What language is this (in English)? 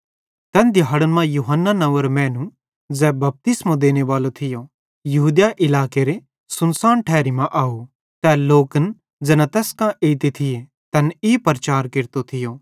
Bhadrawahi